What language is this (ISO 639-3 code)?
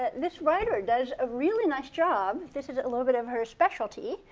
eng